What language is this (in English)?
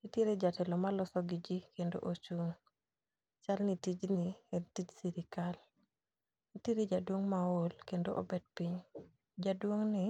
Luo (Kenya and Tanzania)